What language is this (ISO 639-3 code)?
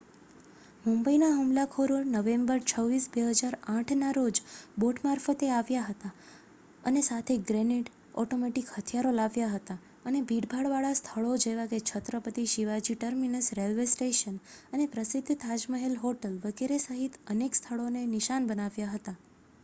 guj